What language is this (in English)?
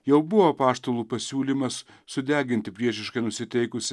Lithuanian